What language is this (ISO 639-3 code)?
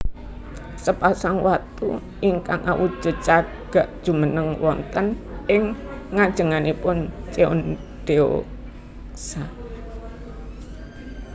jav